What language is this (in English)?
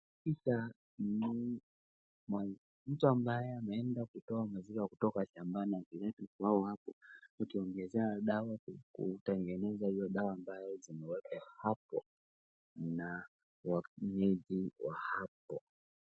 Swahili